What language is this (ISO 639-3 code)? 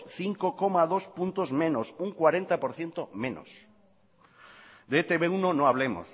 spa